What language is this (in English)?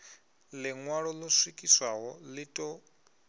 Venda